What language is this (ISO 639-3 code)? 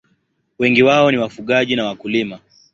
swa